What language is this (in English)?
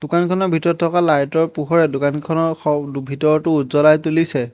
Assamese